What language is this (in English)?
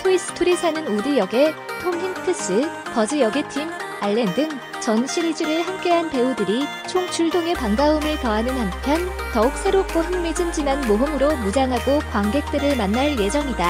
Korean